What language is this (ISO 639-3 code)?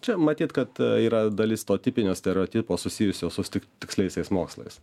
lit